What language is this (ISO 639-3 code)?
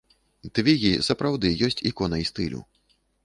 bel